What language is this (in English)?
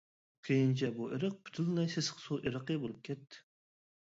Uyghur